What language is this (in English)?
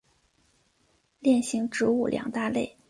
Chinese